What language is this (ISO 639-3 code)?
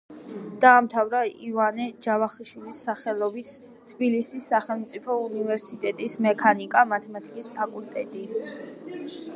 kat